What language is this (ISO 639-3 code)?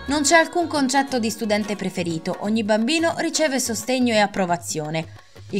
ita